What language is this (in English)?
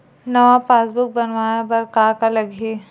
Chhattisgarhi